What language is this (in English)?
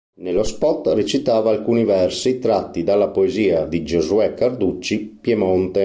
Italian